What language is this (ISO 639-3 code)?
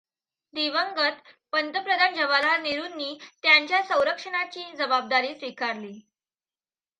mar